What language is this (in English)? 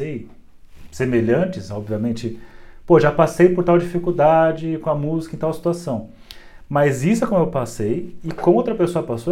Portuguese